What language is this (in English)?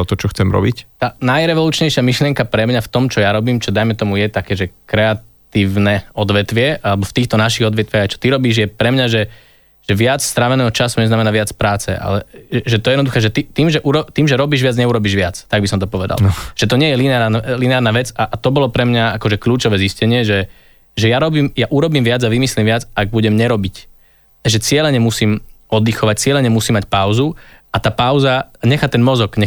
Slovak